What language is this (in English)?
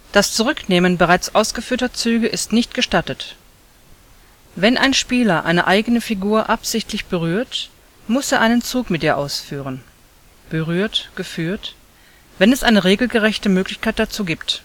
German